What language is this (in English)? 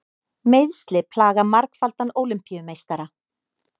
Icelandic